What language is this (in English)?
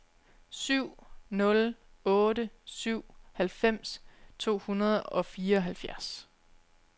Danish